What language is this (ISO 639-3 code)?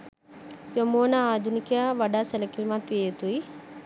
sin